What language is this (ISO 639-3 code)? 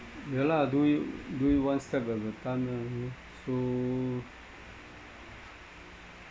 eng